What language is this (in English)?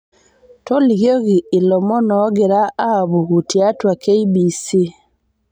Masai